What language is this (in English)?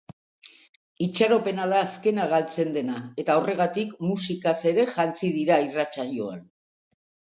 Basque